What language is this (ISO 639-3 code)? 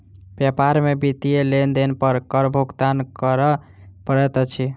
mai